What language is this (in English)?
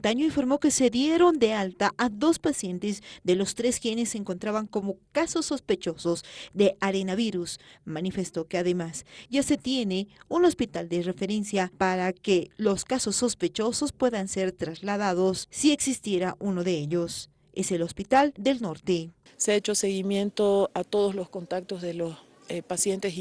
Spanish